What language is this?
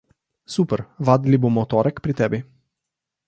Slovenian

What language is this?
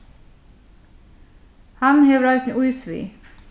Faroese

